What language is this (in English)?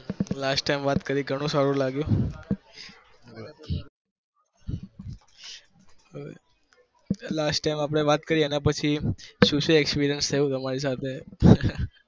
Gujarati